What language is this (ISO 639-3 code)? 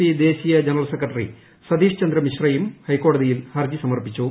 mal